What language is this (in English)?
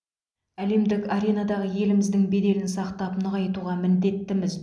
Kazakh